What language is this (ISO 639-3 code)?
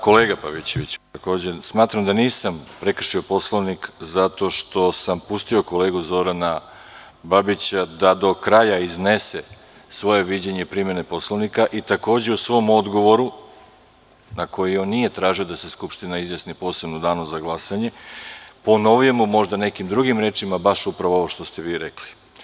srp